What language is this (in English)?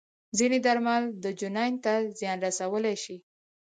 Pashto